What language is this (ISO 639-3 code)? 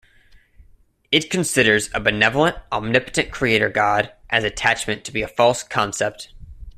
eng